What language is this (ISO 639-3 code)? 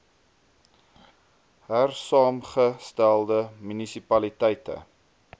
afr